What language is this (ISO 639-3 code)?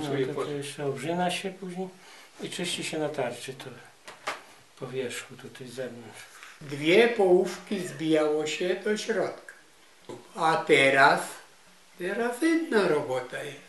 pol